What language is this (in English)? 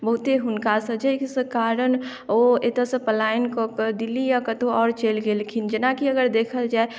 Maithili